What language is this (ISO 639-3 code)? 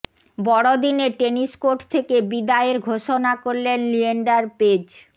ben